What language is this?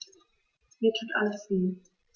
German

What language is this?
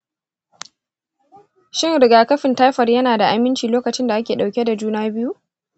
Hausa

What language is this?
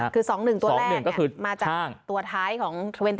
Thai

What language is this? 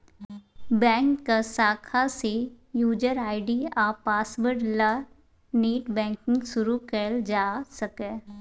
Maithili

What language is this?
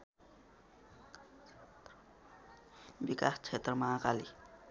Nepali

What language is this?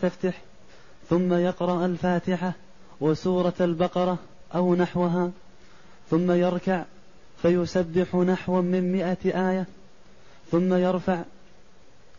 Arabic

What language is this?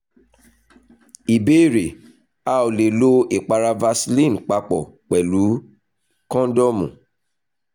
Yoruba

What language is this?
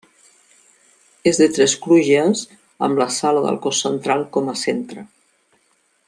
Catalan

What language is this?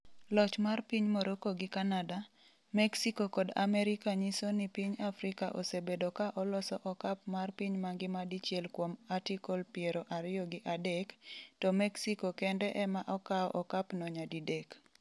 Luo (Kenya and Tanzania)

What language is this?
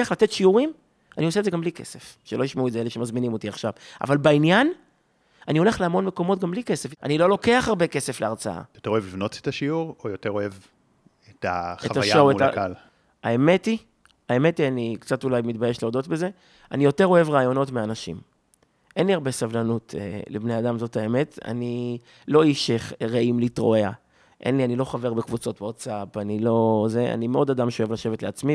Hebrew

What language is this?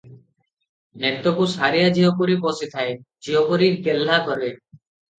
Odia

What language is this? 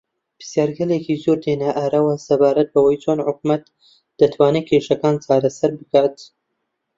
Central Kurdish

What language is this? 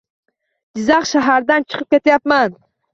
Uzbek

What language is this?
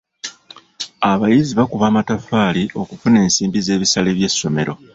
Ganda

